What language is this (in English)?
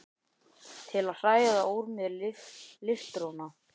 Icelandic